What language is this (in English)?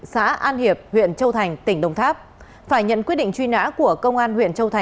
Vietnamese